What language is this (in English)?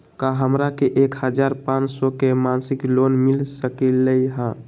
Magahi